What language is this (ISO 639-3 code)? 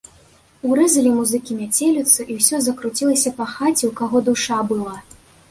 bel